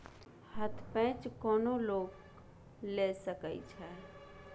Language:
Maithili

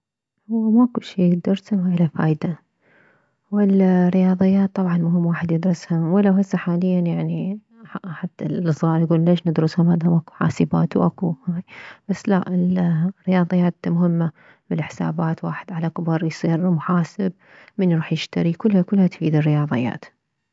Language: Mesopotamian Arabic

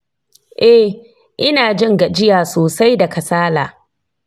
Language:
Hausa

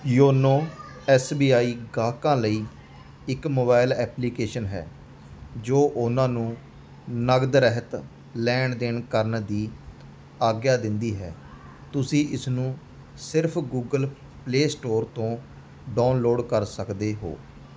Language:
Punjabi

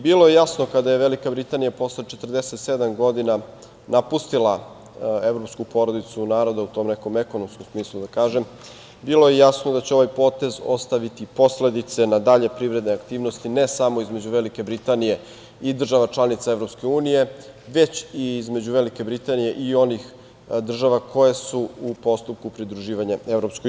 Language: Serbian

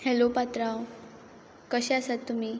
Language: Konkani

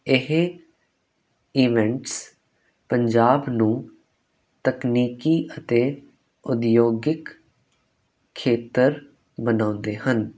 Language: Punjabi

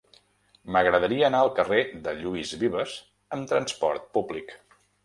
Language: Catalan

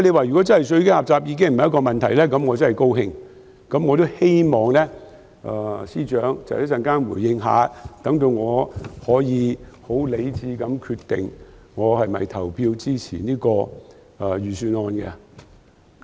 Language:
Cantonese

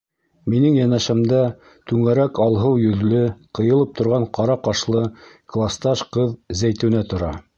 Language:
Bashkir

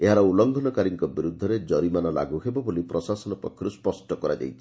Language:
Odia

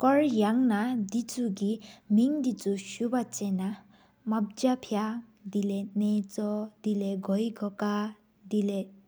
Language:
Sikkimese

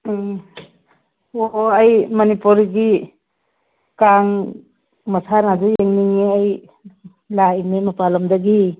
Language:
Manipuri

